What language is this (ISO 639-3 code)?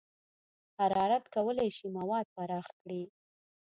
pus